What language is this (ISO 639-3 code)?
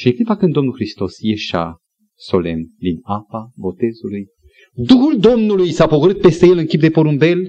ron